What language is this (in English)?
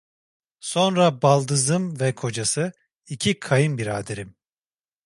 Turkish